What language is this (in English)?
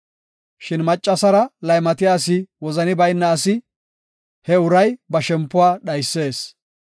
Gofa